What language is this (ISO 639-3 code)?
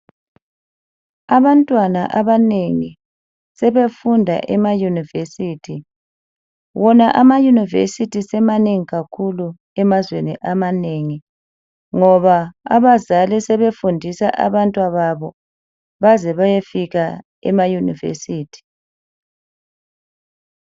nde